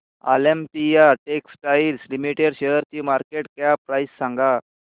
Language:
Marathi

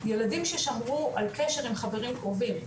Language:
Hebrew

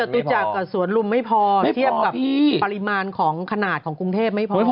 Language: Thai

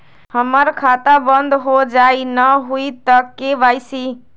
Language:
Magahi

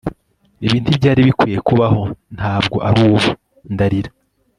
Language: Kinyarwanda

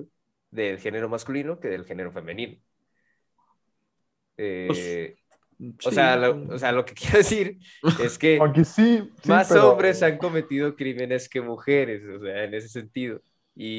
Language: Spanish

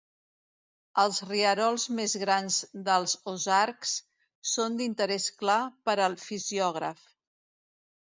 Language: Catalan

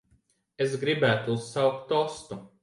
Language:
Latvian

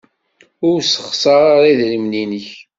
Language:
Kabyle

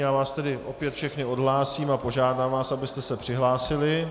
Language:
Czech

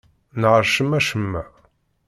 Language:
Kabyle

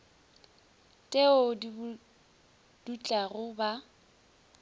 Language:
Northern Sotho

